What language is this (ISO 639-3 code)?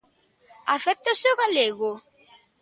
glg